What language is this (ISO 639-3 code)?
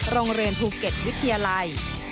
tha